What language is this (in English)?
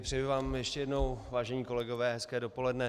Czech